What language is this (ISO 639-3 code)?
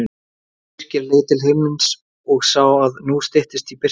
isl